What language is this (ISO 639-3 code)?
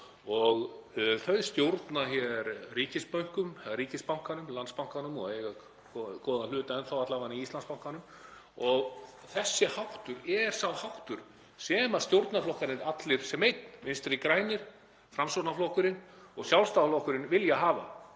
isl